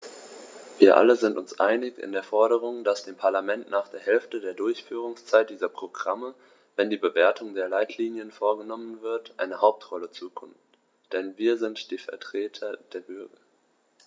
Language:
German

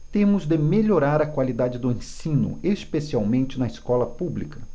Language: Portuguese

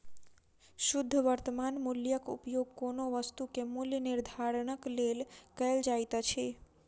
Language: Maithili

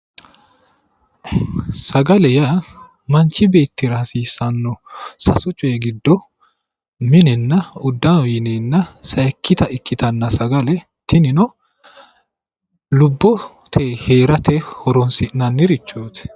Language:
Sidamo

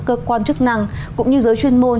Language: Vietnamese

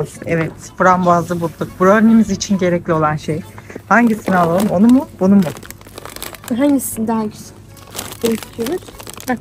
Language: Turkish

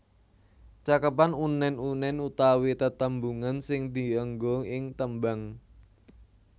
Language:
Javanese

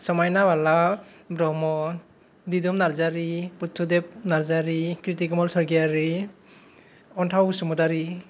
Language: Bodo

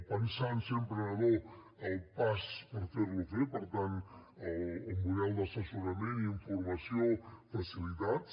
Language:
Catalan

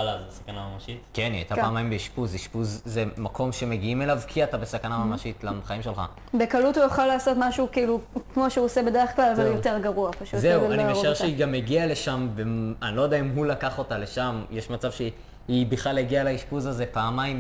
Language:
Hebrew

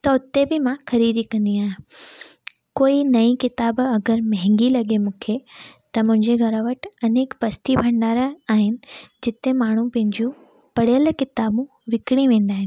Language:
Sindhi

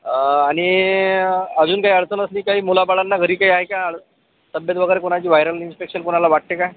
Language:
Marathi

